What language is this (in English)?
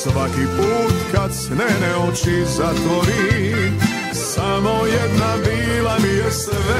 Croatian